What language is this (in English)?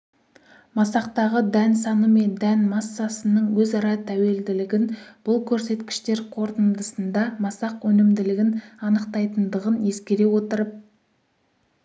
Kazakh